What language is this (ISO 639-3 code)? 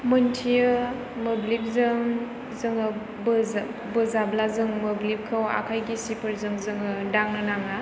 brx